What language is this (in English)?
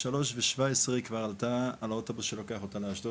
Hebrew